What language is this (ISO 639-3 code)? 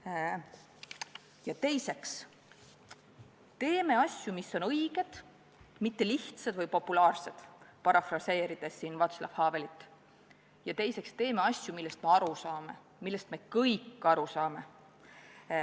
est